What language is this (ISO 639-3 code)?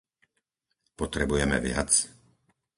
slk